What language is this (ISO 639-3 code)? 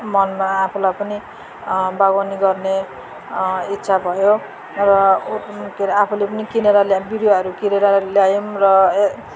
nep